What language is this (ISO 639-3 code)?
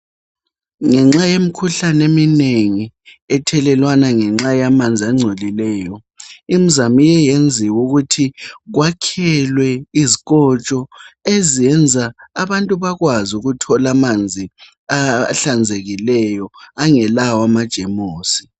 nde